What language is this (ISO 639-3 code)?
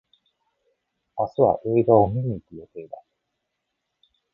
jpn